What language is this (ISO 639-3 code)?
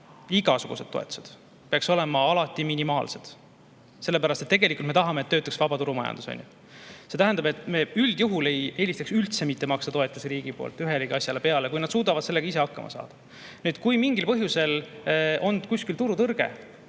est